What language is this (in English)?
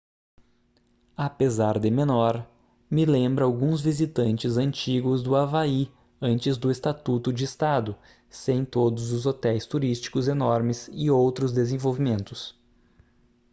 Portuguese